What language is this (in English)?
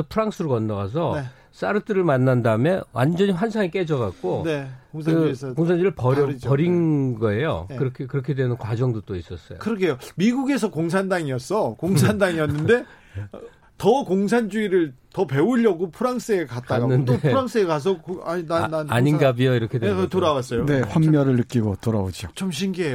Korean